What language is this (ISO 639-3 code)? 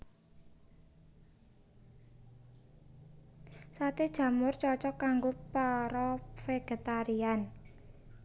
jav